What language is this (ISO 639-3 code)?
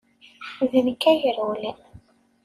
kab